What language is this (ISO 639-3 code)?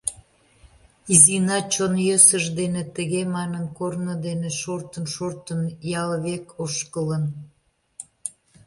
chm